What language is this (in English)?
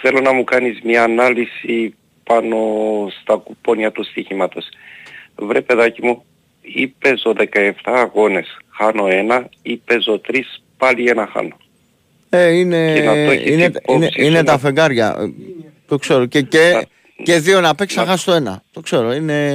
Greek